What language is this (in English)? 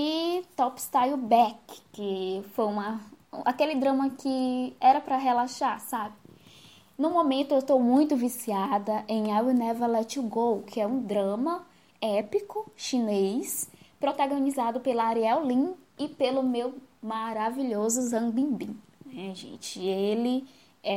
Portuguese